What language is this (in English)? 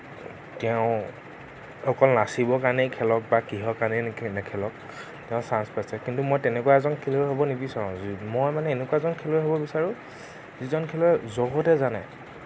Assamese